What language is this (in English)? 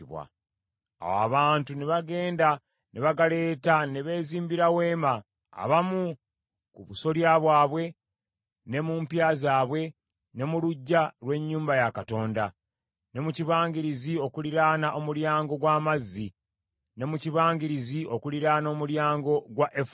Ganda